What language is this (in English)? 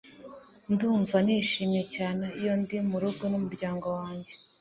Kinyarwanda